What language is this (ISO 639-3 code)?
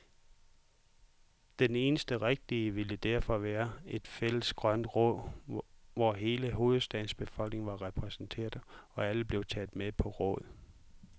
dan